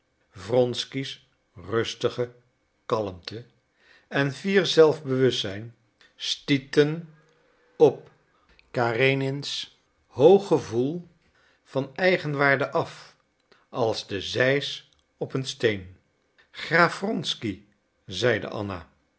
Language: Dutch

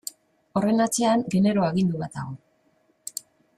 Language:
Basque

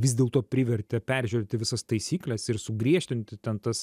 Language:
Lithuanian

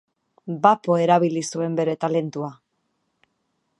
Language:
Basque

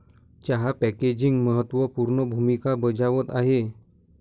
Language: Marathi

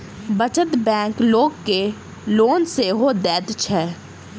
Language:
Maithili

